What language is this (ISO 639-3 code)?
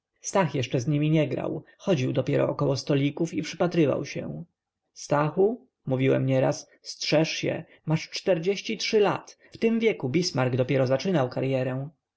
pol